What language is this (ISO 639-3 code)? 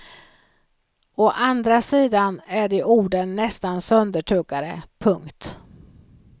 swe